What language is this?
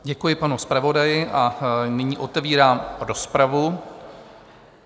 Czech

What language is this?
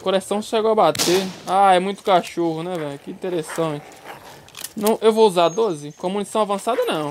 Portuguese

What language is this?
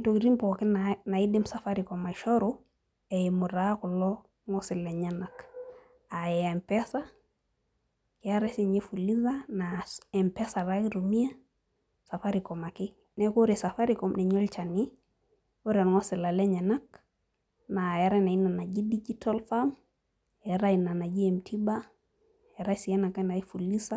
Masai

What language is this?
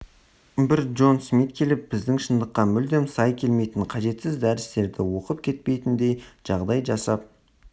Kazakh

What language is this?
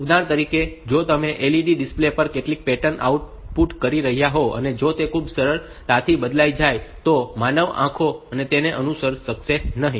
Gujarati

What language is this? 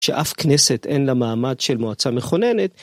Hebrew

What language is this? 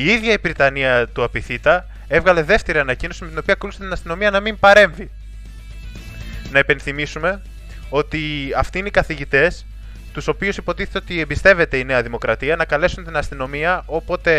Greek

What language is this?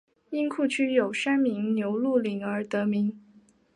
Chinese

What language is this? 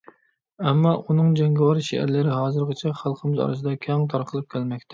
Uyghur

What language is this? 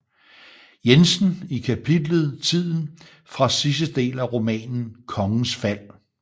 Danish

